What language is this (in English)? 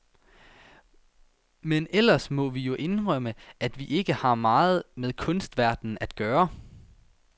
Danish